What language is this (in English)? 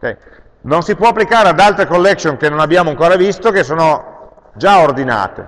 Italian